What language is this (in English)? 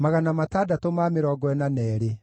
Kikuyu